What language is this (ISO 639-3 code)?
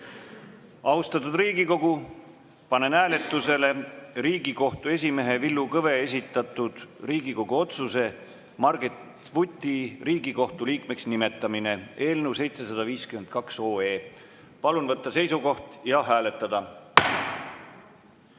est